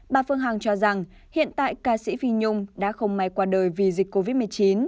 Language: Vietnamese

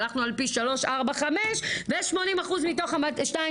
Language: Hebrew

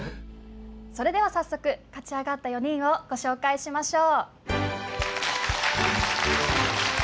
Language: Japanese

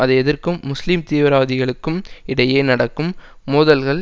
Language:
Tamil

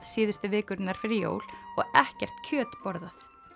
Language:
Icelandic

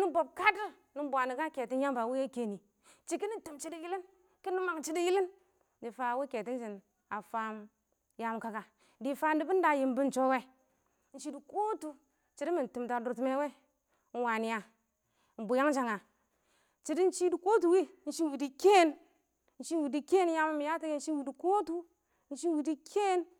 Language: Awak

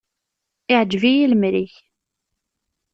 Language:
Kabyle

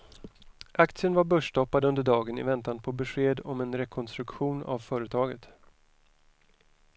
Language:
Swedish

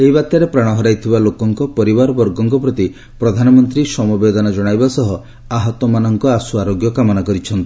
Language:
Odia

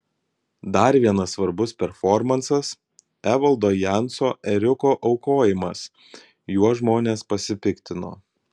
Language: Lithuanian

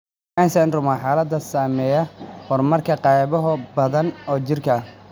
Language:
Somali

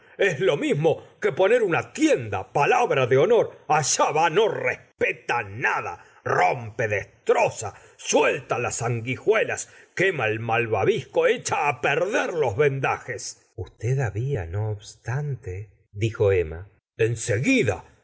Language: Spanish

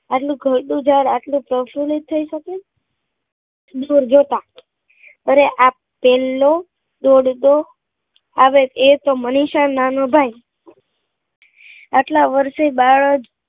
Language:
Gujarati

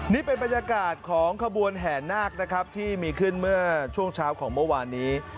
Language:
Thai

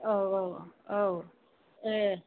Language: Bodo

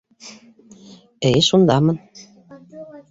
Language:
Bashkir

